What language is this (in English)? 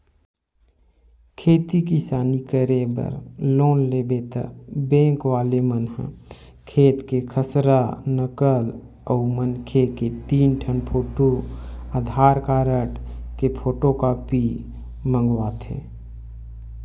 Chhattisgarhi